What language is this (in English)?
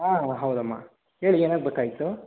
Kannada